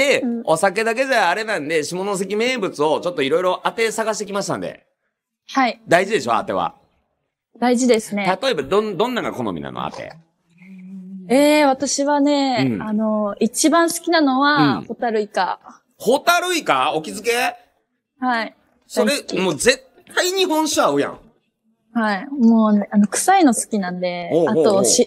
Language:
Japanese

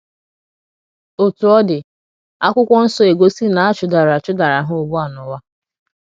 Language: Igbo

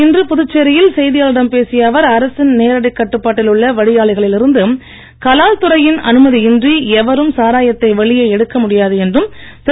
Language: Tamil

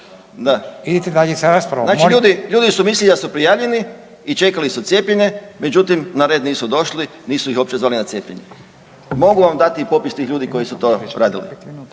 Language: Croatian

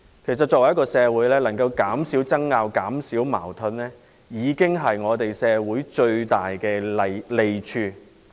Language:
Cantonese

